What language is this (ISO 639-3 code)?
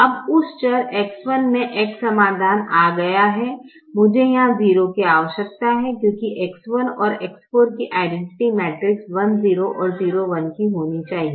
hin